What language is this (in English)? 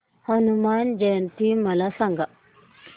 Marathi